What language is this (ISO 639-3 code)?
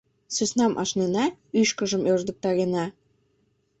chm